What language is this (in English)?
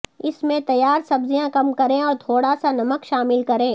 Urdu